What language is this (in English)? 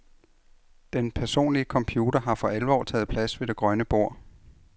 Danish